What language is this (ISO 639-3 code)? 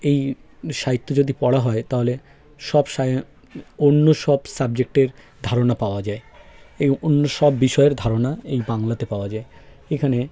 ben